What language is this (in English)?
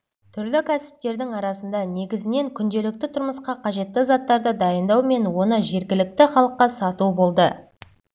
Kazakh